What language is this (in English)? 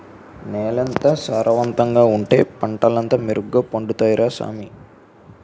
Telugu